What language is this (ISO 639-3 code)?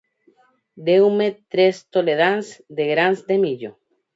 glg